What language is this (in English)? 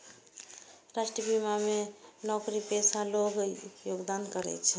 Maithili